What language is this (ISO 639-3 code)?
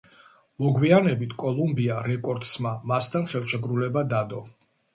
kat